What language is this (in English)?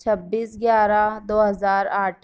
Urdu